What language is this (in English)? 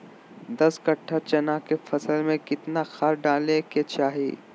Magahi